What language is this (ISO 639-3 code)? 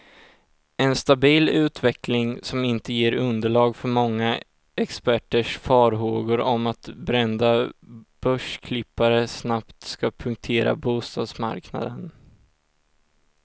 swe